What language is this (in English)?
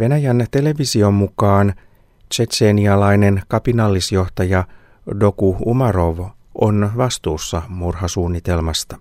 Finnish